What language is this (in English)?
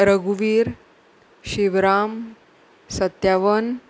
Konkani